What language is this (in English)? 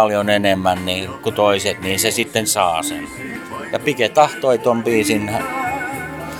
Finnish